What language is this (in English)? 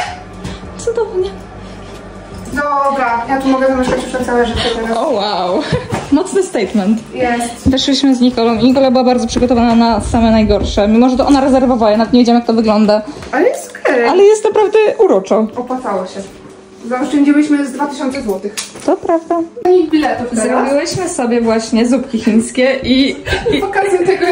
Polish